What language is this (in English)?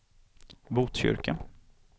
Swedish